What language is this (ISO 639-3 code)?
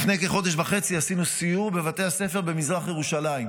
heb